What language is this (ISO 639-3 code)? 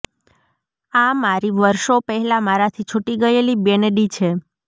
guj